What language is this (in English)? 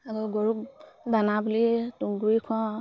Assamese